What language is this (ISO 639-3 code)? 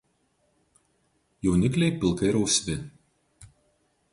lit